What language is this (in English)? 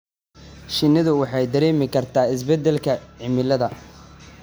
Somali